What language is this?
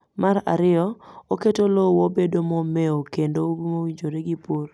Luo (Kenya and Tanzania)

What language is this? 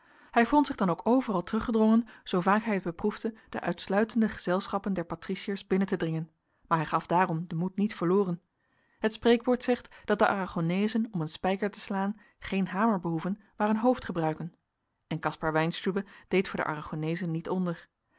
Dutch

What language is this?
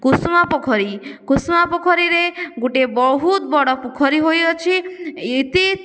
Odia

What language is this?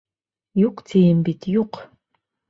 Bashkir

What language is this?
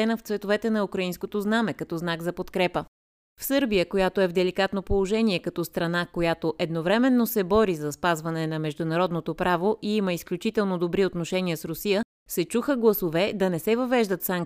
Bulgarian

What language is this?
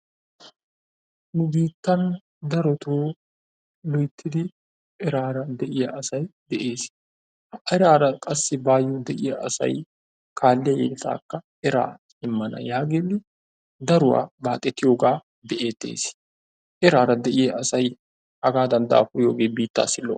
Wolaytta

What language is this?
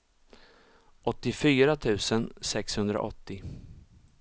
Swedish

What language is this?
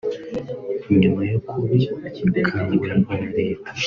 Kinyarwanda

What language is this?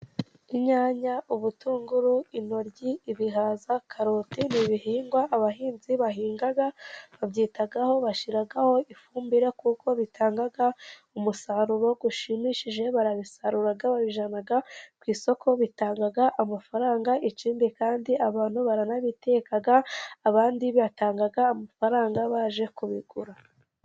Kinyarwanda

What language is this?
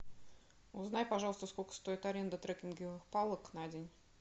Russian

